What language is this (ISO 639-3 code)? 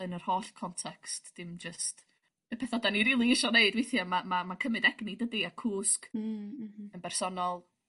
cym